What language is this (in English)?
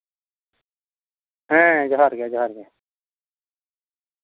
Santali